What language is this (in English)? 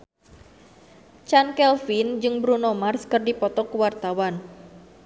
Sundanese